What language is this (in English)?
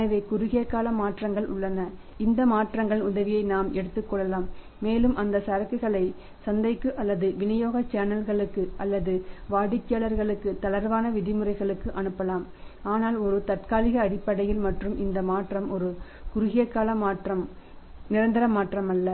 Tamil